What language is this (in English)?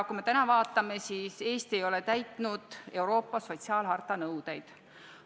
Estonian